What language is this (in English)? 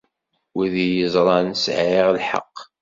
Kabyle